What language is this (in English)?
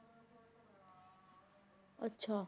Punjabi